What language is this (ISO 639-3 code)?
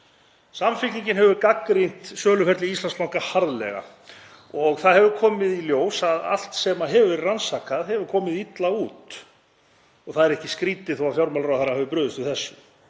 isl